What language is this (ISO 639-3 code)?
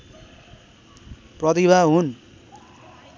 nep